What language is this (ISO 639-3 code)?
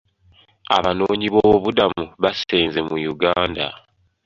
lug